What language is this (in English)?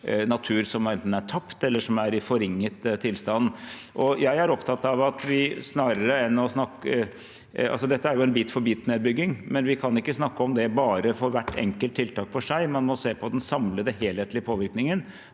Norwegian